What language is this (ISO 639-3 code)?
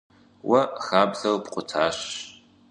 kbd